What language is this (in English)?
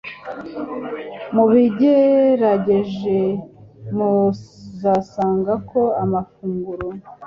Kinyarwanda